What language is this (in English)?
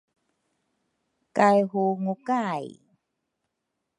Rukai